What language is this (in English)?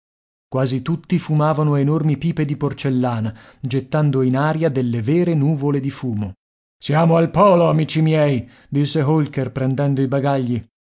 Italian